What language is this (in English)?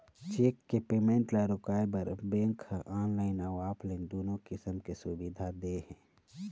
Chhattisgarhi